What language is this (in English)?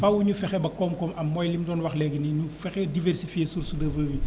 Wolof